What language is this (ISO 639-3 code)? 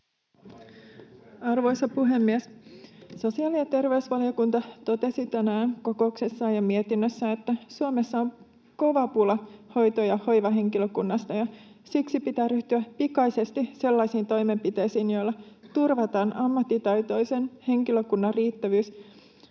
fin